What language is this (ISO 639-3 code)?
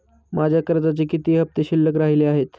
mar